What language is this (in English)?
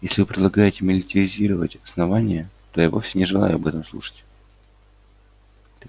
Russian